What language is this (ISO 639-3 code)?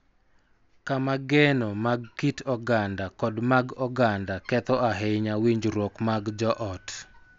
luo